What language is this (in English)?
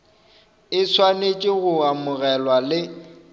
Northern Sotho